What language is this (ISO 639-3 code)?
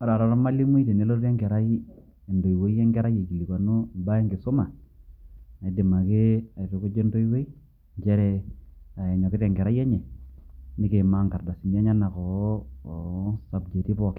mas